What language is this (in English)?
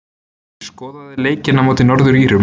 Icelandic